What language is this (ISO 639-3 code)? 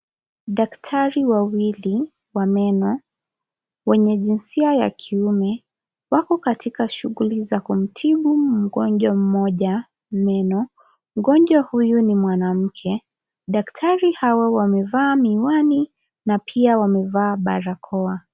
swa